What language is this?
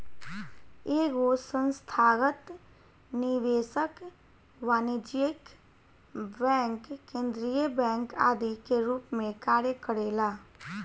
Bhojpuri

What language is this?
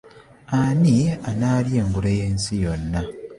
Ganda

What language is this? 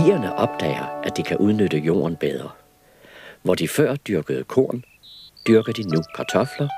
Danish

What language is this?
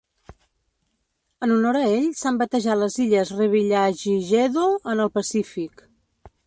Catalan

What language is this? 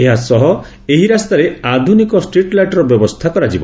Odia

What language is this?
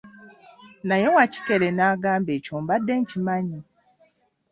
Ganda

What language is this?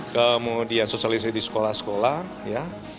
Indonesian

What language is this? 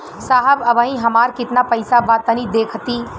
Bhojpuri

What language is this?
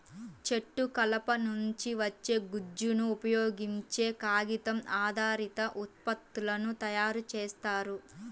Telugu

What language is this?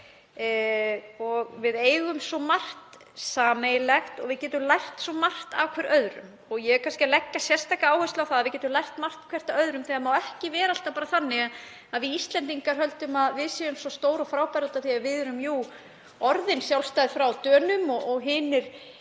Icelandic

